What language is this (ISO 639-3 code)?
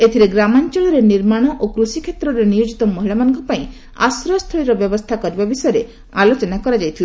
ori